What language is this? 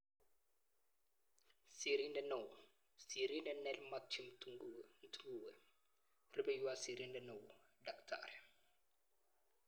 Kalenjin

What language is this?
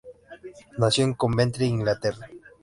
Spanish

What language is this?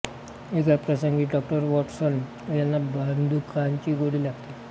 Marathi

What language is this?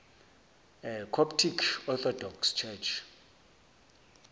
Zulu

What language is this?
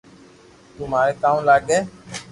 Loarki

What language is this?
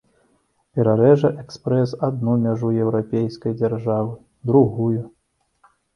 Belarusian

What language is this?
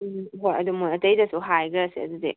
Manipuri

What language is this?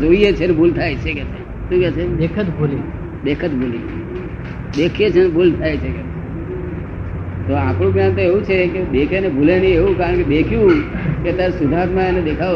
Gujarati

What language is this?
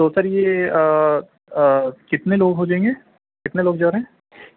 Urdu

